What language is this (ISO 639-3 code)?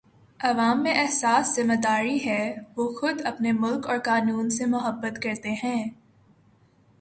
urd